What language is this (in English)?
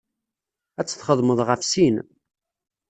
Kabyle